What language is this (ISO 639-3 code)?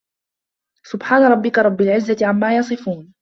ara